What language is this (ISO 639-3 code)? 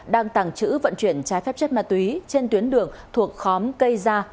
vie